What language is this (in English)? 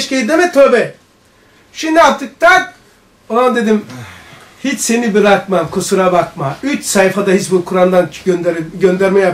Turkish